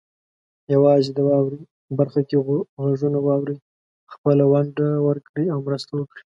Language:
Pashto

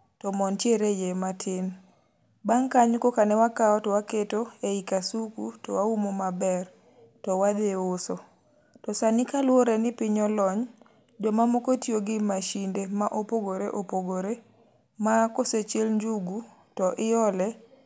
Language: Luo (Kenya and Tanzania)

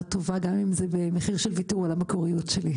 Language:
Hebrew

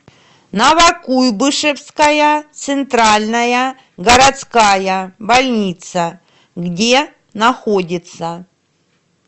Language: Russian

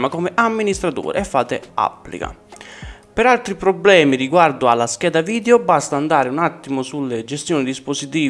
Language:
Italian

